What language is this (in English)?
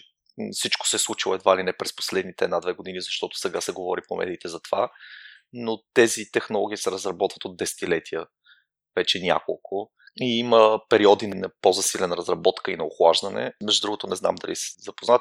Bulgarian